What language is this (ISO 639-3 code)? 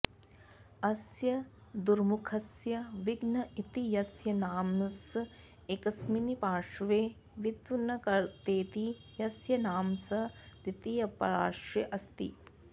san